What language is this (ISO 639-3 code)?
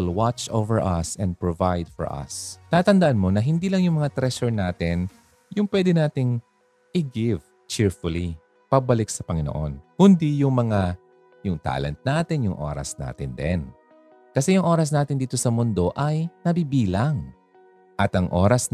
fil